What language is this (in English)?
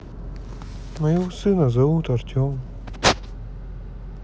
Russian